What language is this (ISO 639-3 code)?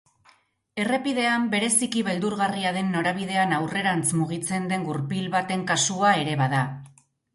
eus